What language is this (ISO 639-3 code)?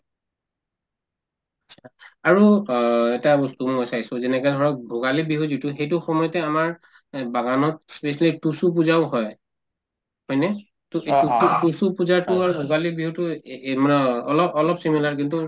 asm